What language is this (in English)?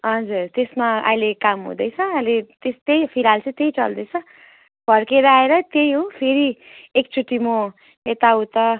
Nepali